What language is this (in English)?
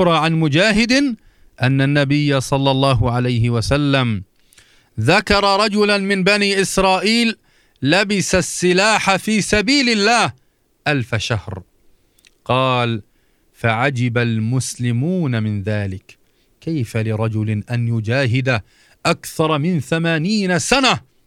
Arabic